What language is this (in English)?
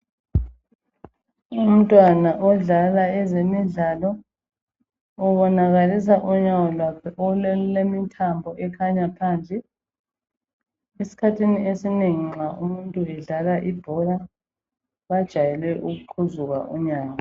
North Ndebele